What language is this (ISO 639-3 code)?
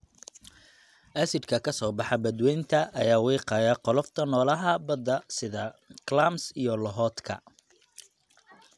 som